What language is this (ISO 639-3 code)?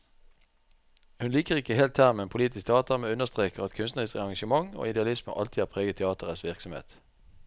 nor